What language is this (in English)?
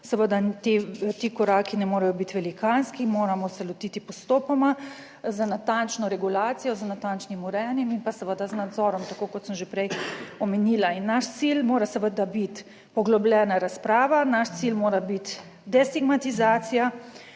Slovenian